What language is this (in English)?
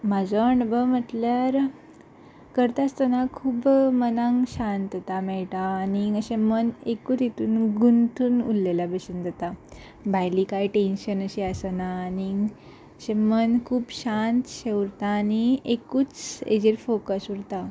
Konkani